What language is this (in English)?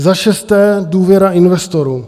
Czech